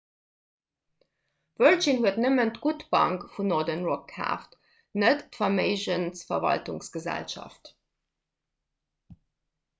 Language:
Luxembourgish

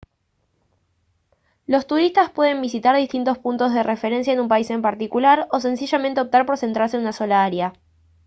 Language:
Spanish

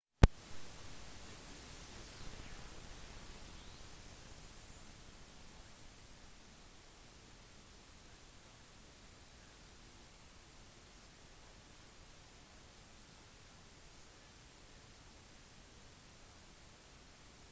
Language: Norwegian Bokmål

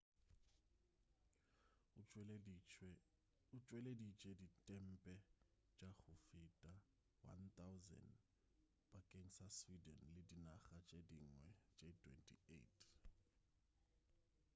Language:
Northern Sotho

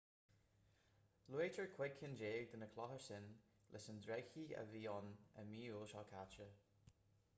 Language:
Irish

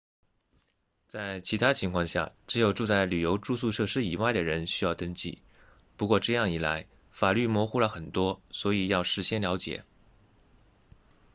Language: Chinese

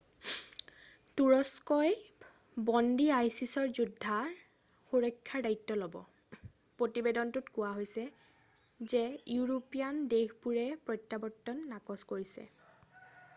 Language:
Assamese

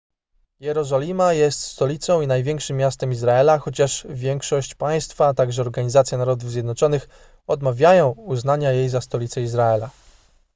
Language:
Polish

